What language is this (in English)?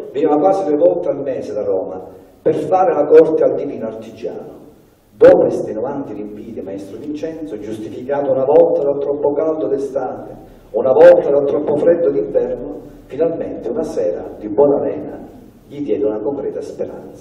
Italian